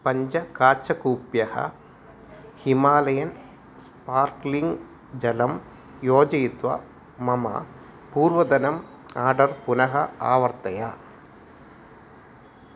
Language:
Sanskrit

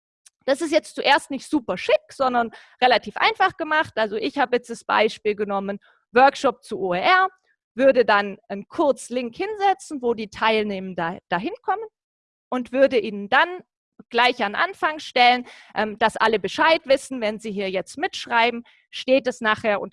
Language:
German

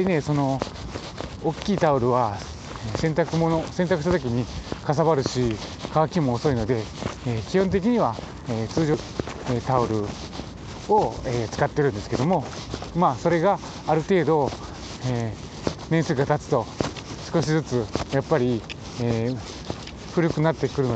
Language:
Japanese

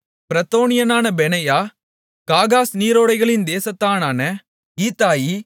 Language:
Tamil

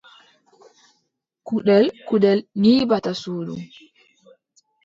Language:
Adamawa Fulfulde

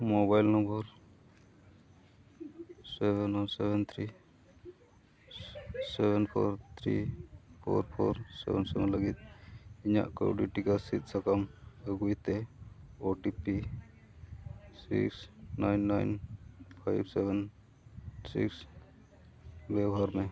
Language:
Santali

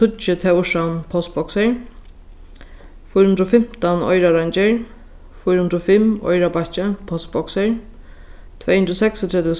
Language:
Faroese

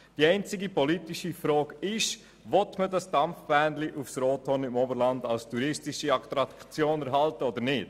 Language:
Swiss German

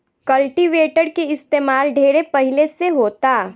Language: Bhojpuri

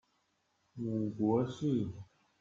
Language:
Chinese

